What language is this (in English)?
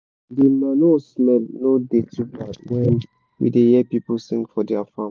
Nigerian Pidgin